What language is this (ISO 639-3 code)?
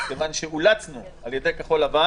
heb